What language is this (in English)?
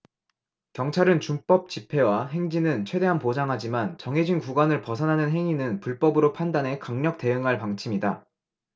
Korean